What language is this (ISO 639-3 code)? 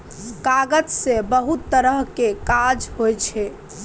mai